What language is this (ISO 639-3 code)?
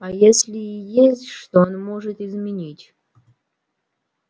rus